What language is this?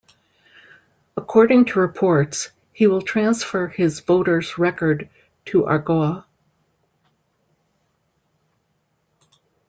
English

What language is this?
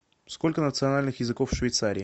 Russian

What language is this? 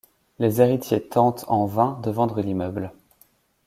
French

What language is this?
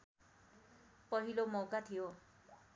Nepali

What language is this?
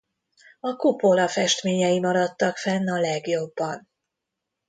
Hungarian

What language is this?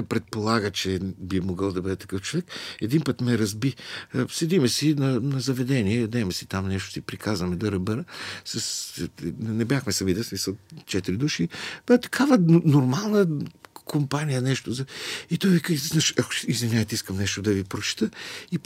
Bulgarian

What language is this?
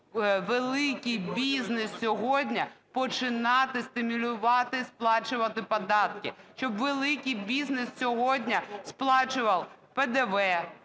Ukrainian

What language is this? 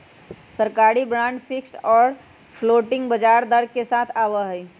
Magahi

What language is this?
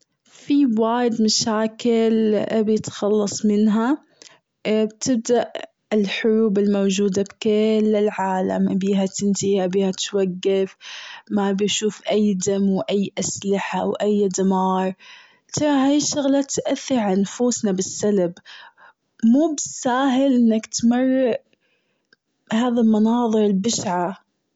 Gulf Arabic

